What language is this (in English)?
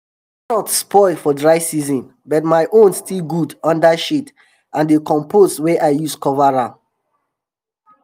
Nigerian Pidgin